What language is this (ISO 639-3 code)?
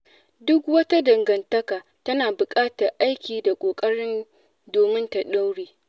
hau